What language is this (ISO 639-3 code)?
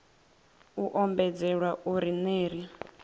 ven